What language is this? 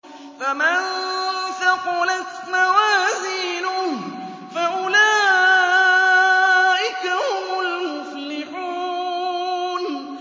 Arabic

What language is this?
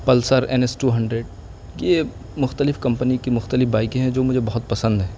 Urdu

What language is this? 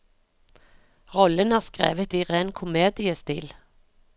Norwegian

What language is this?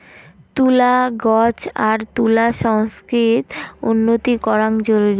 Bangla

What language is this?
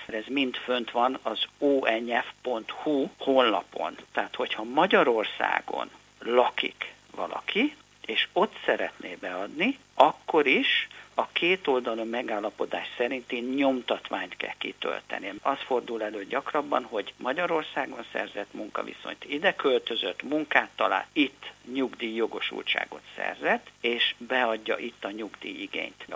Hungarian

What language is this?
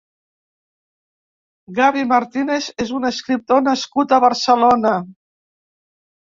Catalan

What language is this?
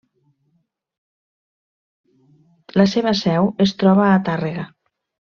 Catalan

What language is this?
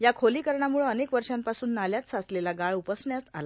Marathi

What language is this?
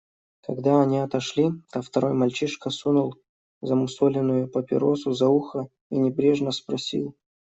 Russian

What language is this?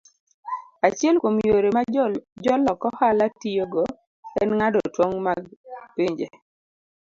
Luo (Kenya and Tanzania)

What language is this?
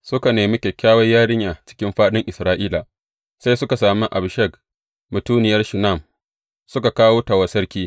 Hausa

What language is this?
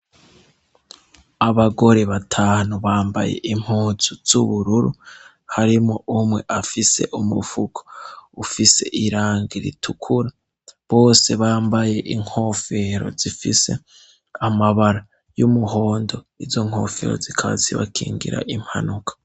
Rundi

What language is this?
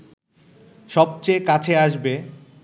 Bangla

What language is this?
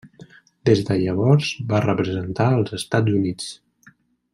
Catalan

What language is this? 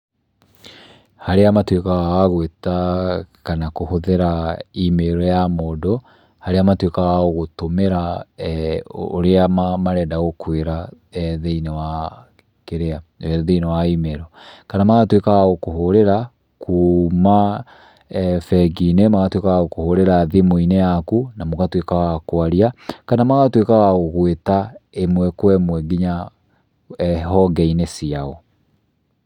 Kikuyu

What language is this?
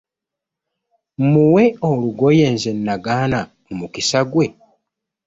Ganda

